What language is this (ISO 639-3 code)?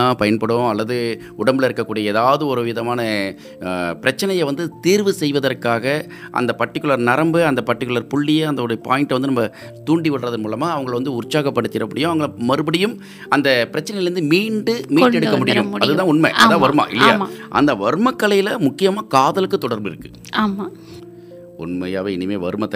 tam